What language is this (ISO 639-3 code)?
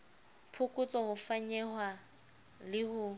sot